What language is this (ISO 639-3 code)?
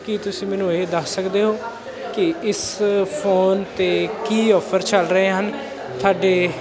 pan